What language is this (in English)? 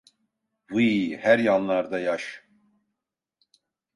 Turkish